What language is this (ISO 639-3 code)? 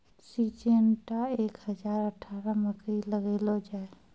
mai